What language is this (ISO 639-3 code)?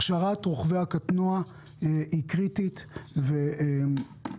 heb